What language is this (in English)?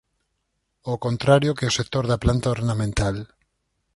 Galician